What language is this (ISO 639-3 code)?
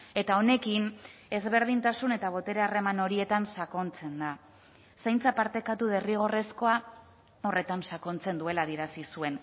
eus